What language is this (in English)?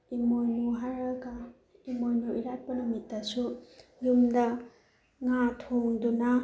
Manipuri